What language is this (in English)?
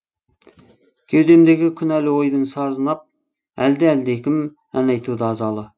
Kazakh